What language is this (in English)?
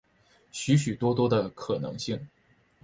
Chinese